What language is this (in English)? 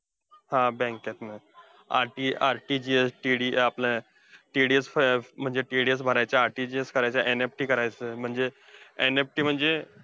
Marathi